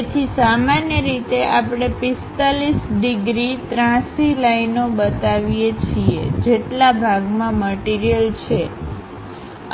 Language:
Gujarati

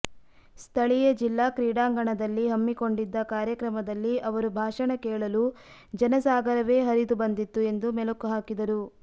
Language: Kannada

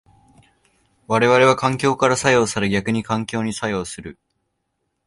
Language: Japanese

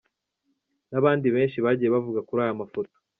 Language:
Kinyarwanda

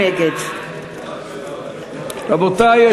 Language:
Hebrew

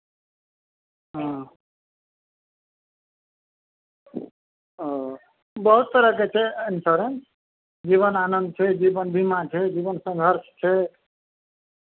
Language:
Maithili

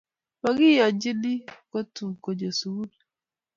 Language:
Kalenjin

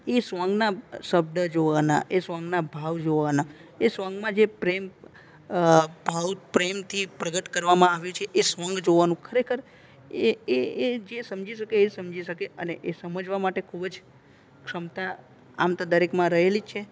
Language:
Gujarati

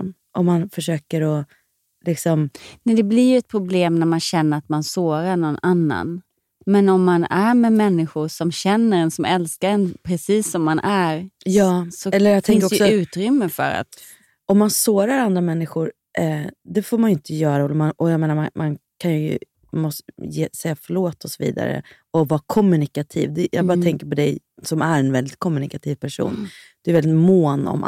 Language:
Swedish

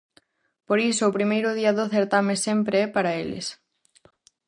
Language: Galician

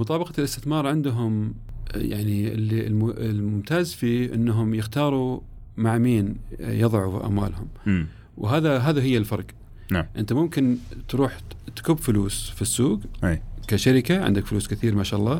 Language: Arabic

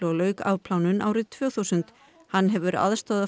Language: Icelandic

